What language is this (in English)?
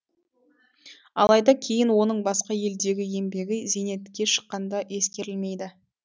Kazakh